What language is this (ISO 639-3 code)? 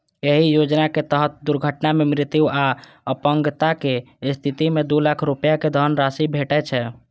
mai